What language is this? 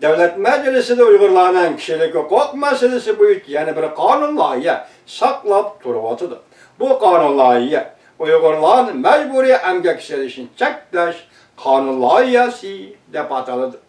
Turkish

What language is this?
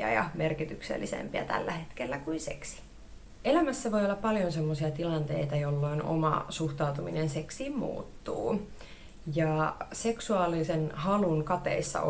Finnish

